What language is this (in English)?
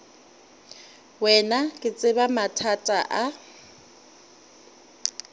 Northern Sotho